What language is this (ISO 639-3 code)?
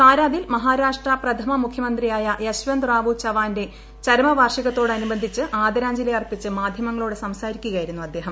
mal